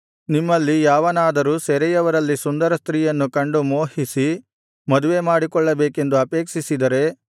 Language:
Kannada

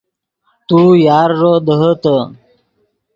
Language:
Yidgha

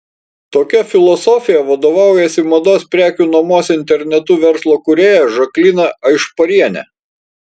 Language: Lithuanian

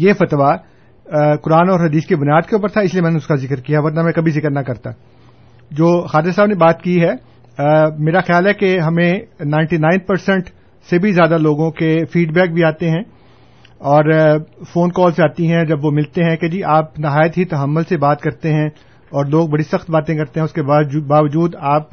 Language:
Urdu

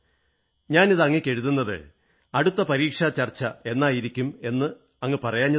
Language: Malayalam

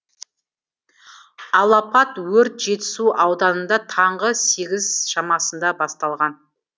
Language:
Kazakh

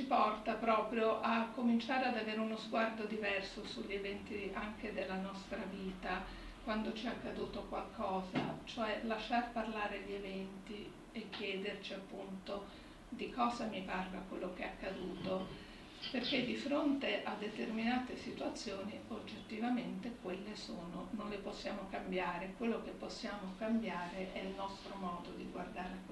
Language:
Italian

